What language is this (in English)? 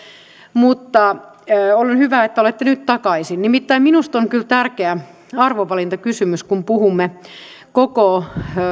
Finnish